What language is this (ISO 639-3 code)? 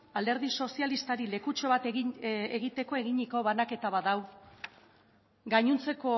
eus